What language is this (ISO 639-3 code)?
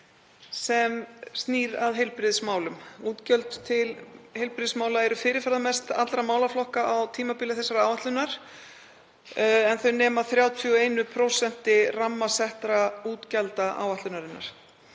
isl